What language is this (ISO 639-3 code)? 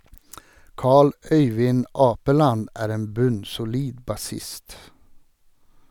nor